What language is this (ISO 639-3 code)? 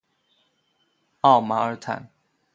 zho